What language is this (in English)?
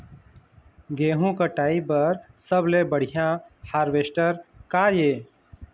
Chhattisgarhi